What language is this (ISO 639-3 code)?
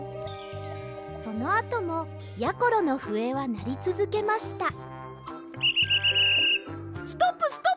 jpn